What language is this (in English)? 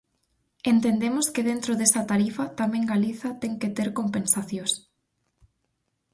Galician